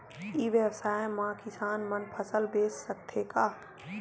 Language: Chhattisgarhi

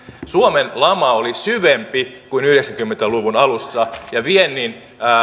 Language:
Finnish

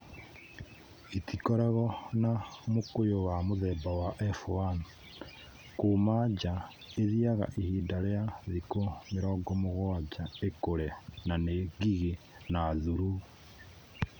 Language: Kikuyu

